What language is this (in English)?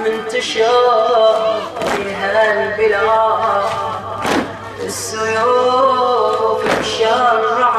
Arabic